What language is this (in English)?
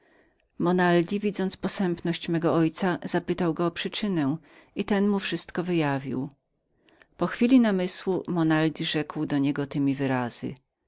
Polish